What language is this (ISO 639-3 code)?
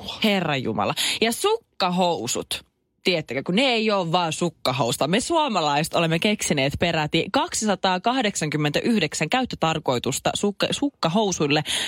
fin